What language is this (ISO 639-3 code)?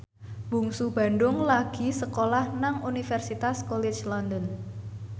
jav